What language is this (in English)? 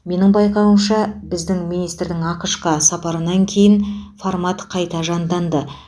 Kazakh